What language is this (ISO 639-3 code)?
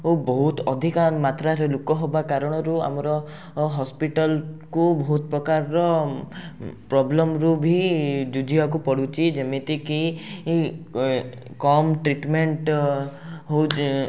ori